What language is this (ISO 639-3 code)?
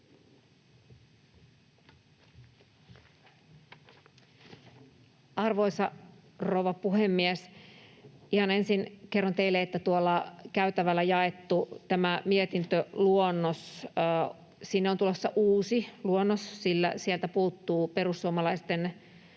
fin